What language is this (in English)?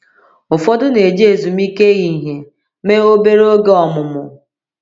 Igbo